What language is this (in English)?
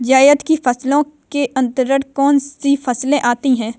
Hindi